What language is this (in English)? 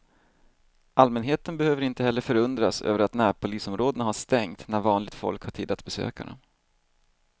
Swedish